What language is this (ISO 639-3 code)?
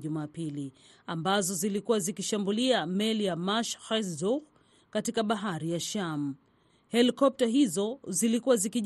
swa